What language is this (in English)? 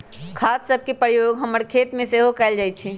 Magahi